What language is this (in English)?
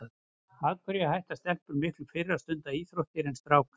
Icelandic